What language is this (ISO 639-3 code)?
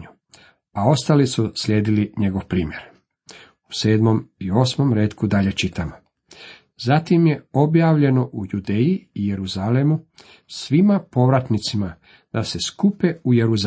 hrv